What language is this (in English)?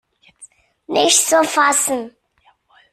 German